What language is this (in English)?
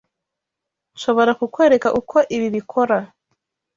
Kinyarwanda